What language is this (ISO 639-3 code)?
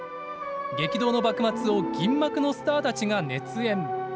jpn